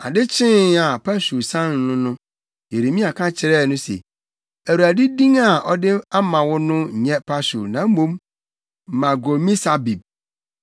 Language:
Akan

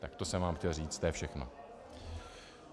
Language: Czech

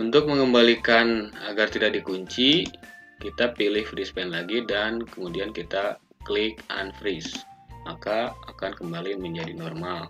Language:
Indonesian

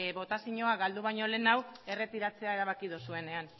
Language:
Basque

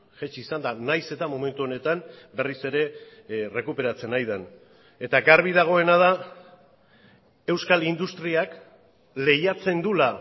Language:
Basque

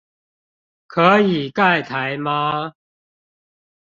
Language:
Chinese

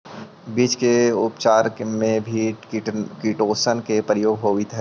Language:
Magahi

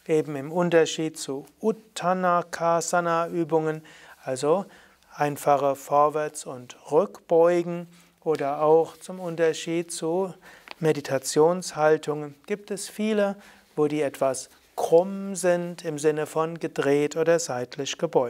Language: German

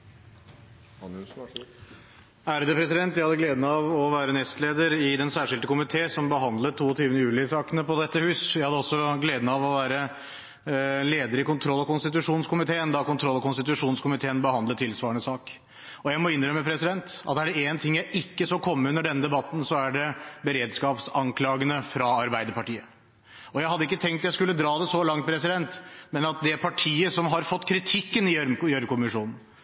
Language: Norwegian Bokmål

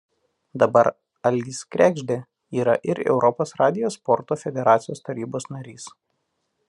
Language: Lithuanian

